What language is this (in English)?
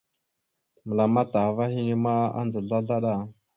Mada (Cameroon)